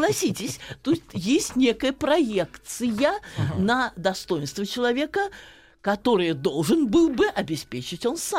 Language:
Russian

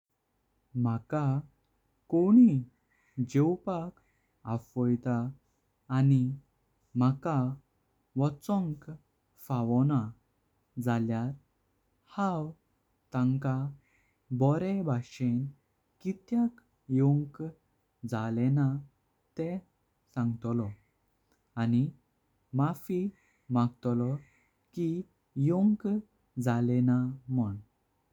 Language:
Konkani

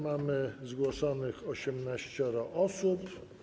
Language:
Polish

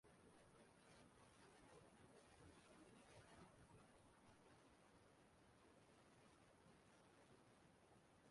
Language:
Igbo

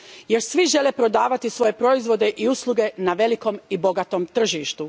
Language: Croatian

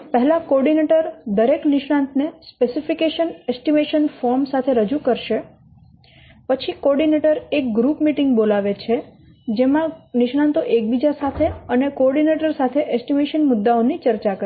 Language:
Gujarati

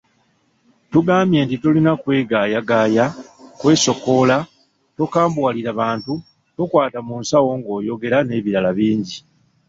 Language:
Ganda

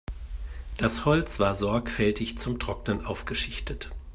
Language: German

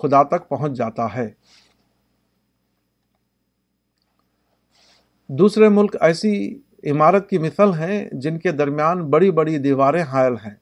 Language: Urdu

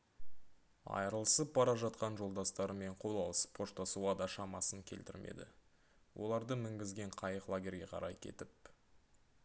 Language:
Kazakh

